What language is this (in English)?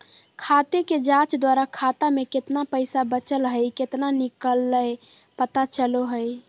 Magahi